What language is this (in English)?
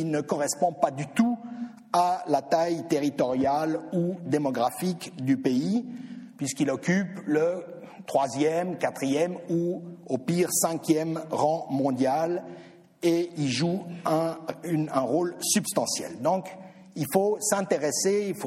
French